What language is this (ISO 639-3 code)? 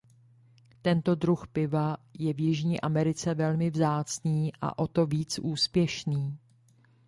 ces